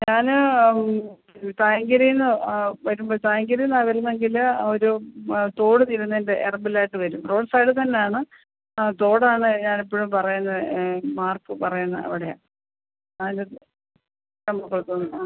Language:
Malayalam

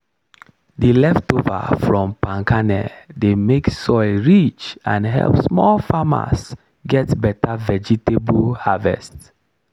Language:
Nigerian Pidgin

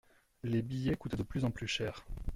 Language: French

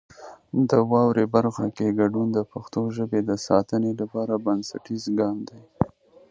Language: Pashto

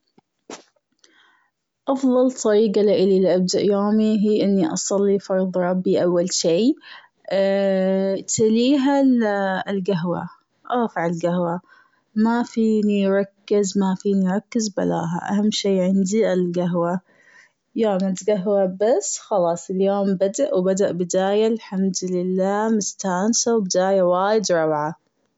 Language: Gulf Arabic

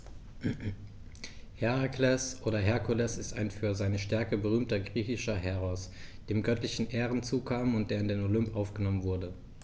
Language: German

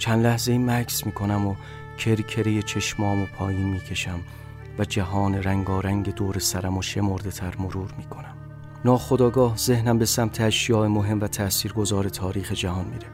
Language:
Persian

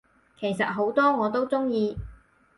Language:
Cantonese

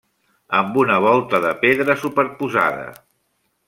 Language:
Catalan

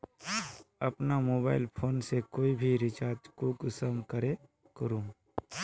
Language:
Magahi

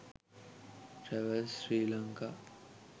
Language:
Sinhala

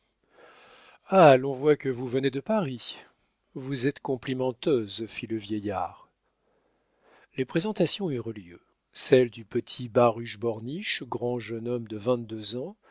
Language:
French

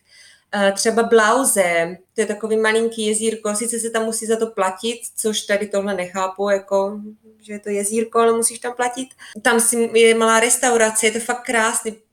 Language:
Czech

